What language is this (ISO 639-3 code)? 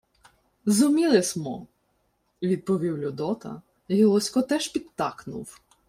ukr